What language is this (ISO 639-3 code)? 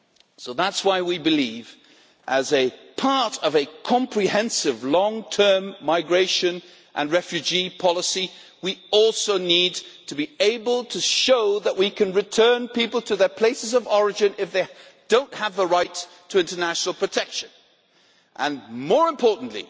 eng